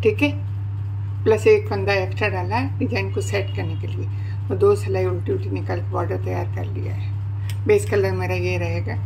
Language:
Hindi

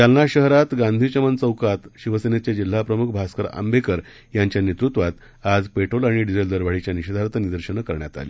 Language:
Marathi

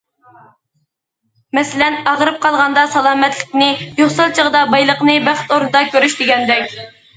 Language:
Uyghur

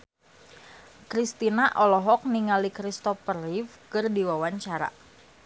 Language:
Sundanese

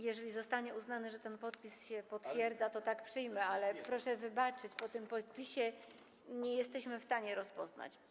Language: Polish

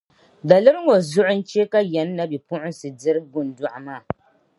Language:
Dagbani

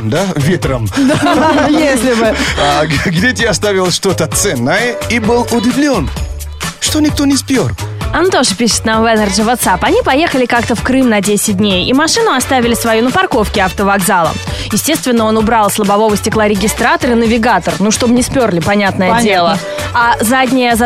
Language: Russian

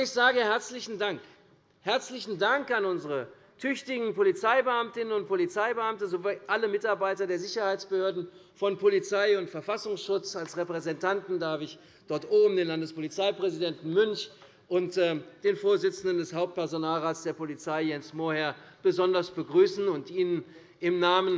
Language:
German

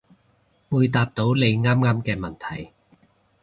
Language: Cantonese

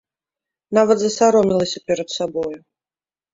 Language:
Belarusian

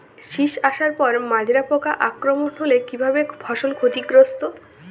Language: Bangla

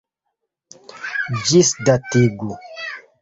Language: Esperanto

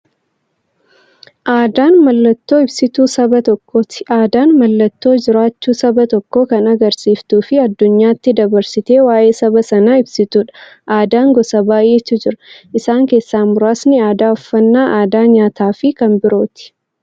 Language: Oromo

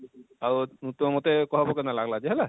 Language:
Odia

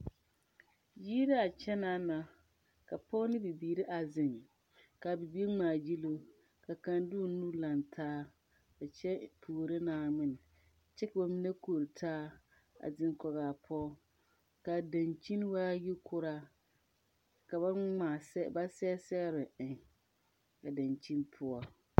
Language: Southern Dagaare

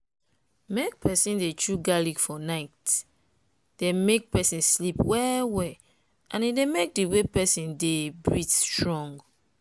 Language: Nigerian Pidgin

